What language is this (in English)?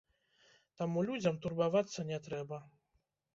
Belarusian